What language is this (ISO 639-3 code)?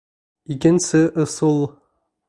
bak